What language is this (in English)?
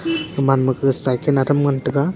Wancho Naga